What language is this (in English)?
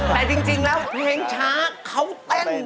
Thai